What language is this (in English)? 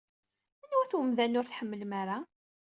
Kabyle